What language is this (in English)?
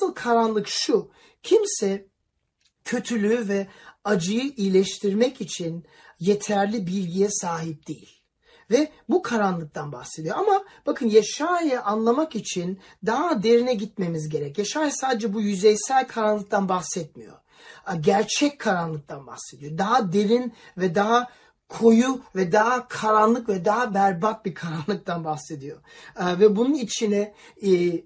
Turkish